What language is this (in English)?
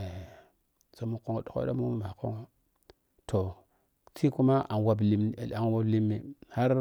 Piya-Kwonci